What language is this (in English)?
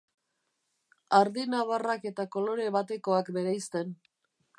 Basque